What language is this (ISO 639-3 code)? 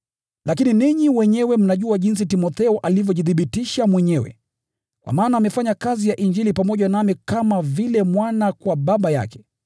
swa